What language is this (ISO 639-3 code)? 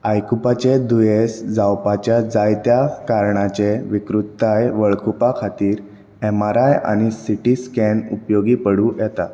kok